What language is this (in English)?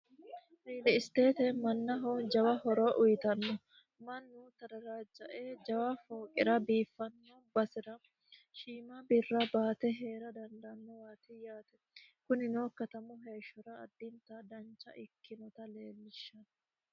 Sidamo